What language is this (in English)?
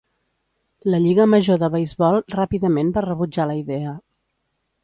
Catalan